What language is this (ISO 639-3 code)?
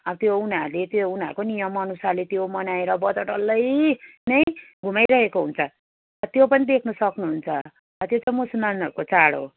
nep